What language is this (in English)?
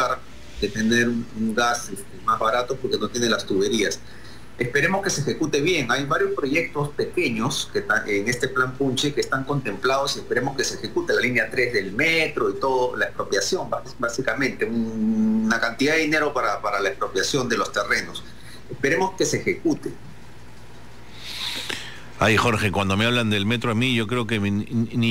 Spanish